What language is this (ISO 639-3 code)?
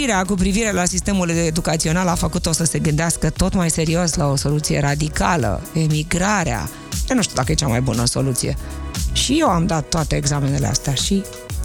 ron